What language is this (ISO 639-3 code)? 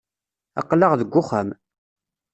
kab